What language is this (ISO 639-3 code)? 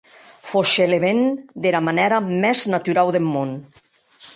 oci